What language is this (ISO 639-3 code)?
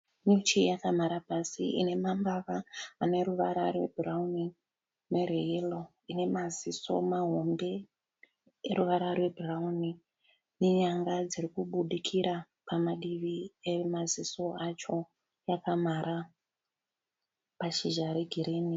sna